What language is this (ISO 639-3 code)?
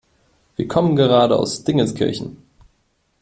deu